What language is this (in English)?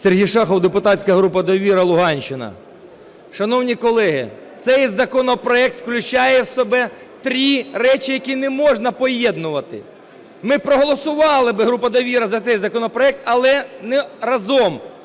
Ukrainian